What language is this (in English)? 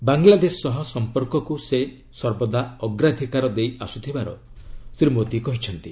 Odia